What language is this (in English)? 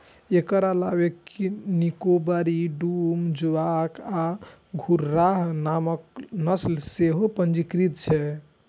Maithili